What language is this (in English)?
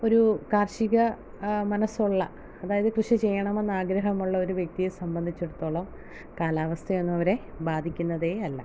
Malayalam